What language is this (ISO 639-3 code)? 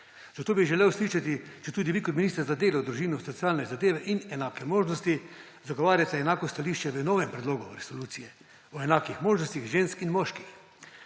slv